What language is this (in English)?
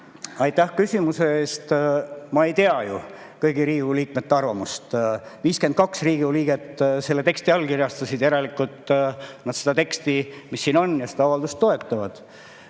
Estonian